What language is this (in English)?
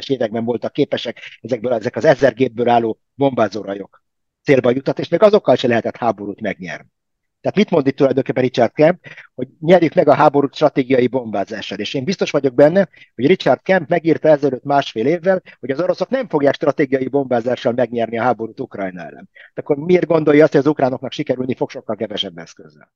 Hungarian